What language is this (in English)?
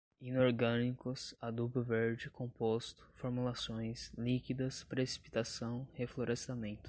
Portuguese